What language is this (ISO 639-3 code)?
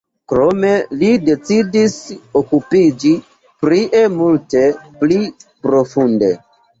epo